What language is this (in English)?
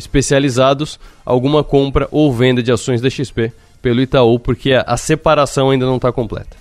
Portuguese